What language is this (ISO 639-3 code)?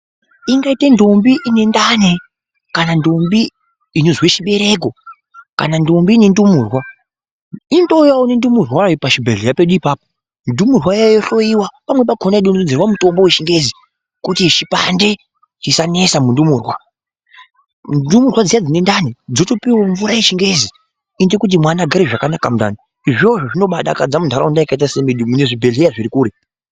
ndc